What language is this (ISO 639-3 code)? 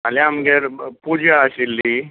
kok